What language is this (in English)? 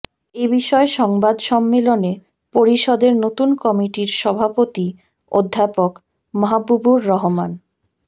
Bangla